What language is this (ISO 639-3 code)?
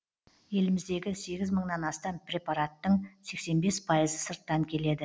kaz